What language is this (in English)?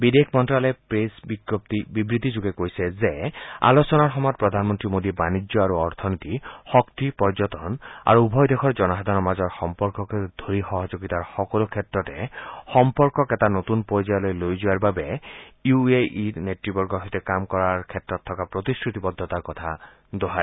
Assamese